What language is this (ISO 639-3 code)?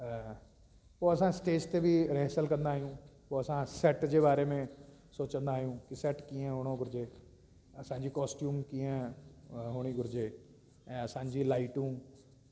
snd